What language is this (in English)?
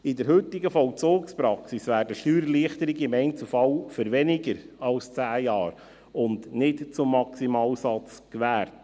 Swiss German